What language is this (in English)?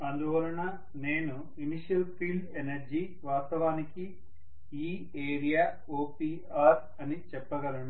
Telugu